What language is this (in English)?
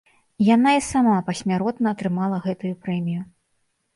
Belarusian